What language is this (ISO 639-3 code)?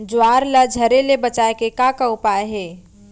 hne